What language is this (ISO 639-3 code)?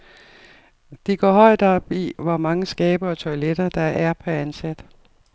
dan